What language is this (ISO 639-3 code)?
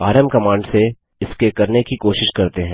hin